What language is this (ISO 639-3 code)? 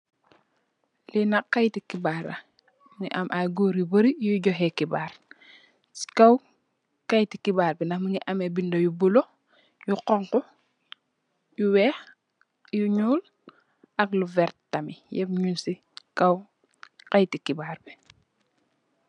wol